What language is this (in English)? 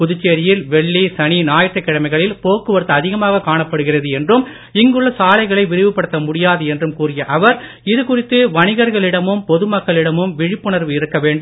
Tamil